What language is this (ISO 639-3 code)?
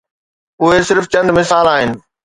snd